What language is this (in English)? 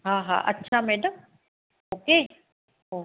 Sindhi